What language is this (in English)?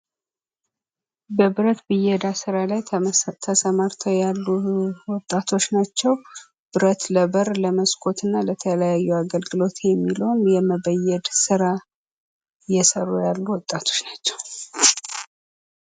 Amharic